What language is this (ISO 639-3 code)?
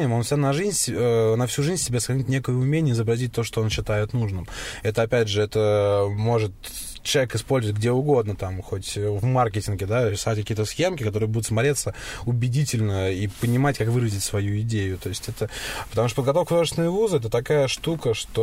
rus